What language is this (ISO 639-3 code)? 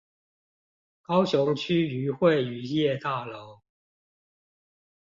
zho